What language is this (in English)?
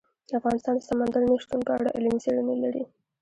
Pashto